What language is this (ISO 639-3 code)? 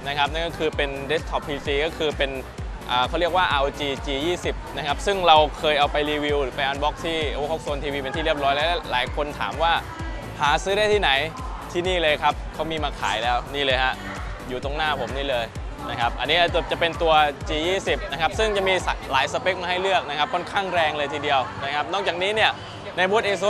tha